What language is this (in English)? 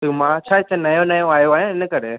Sindhi